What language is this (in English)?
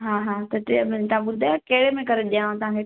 Sindhi